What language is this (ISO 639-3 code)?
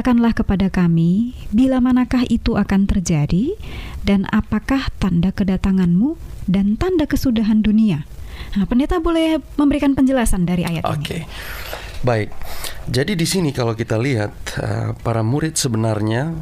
ind